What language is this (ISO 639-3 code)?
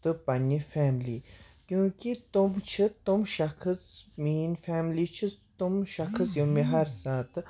kas